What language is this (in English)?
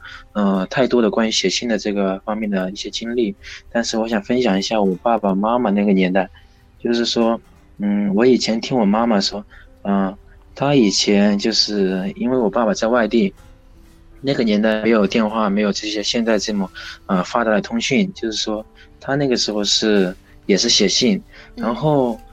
Chinese